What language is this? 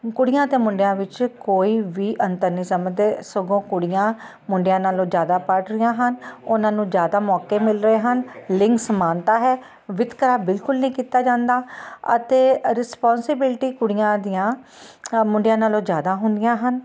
Punjabi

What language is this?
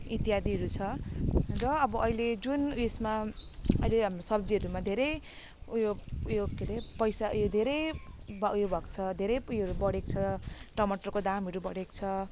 Nepali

